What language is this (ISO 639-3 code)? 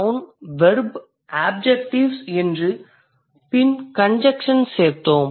tam